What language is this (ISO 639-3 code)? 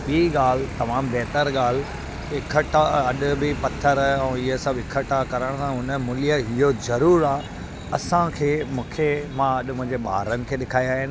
snd